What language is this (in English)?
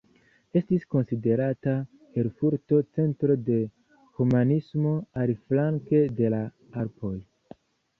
Esperanto